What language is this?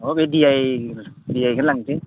Bodo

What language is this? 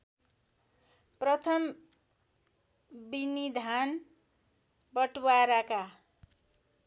Nepali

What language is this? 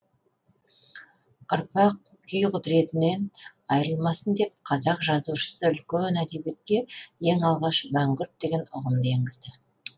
Kazakh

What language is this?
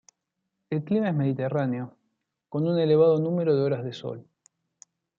Spanish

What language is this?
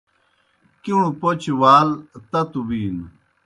Kohistani Shina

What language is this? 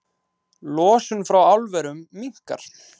Icelandic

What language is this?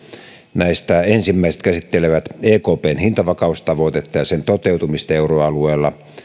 Finnish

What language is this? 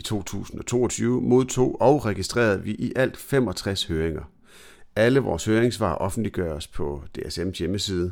Danish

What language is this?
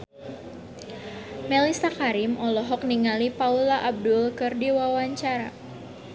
Sundanese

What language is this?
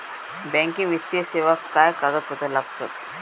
Marathi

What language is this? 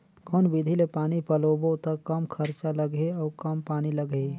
Chhattisgarhi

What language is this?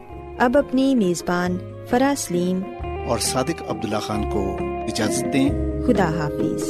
Urdu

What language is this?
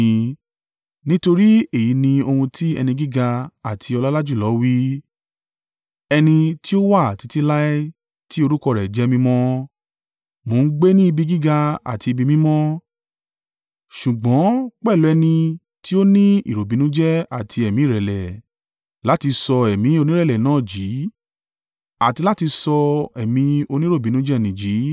Yoruba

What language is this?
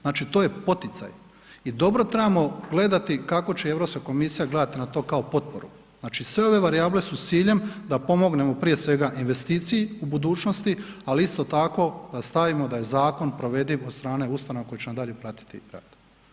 Croatian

